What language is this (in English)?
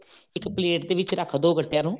Punjabi